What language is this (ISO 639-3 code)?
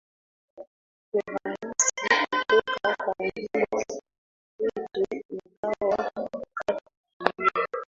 swa